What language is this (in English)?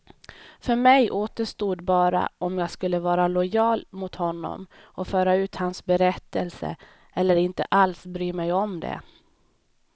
Swedish